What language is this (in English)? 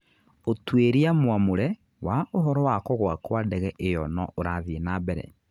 Kikuyu